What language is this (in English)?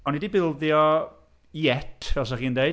Welsh